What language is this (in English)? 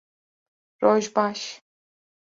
Kurdish